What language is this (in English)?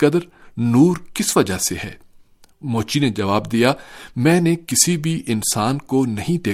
Urdu